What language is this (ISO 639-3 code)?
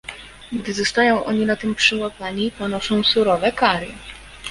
pol